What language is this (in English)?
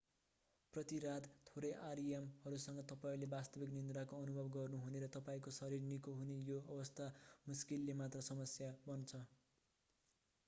Nepali